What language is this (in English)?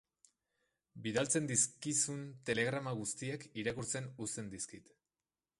Basque